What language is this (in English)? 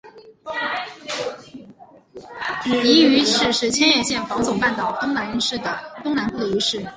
Chinese